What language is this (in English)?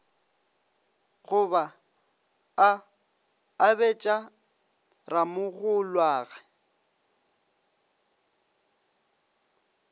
Northern Sotho